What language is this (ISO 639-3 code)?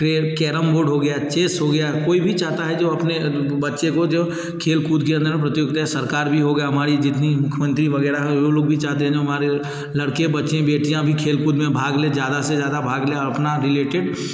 hin